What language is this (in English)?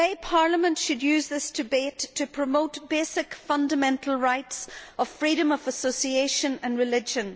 English